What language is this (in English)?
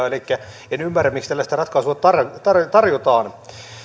Finnish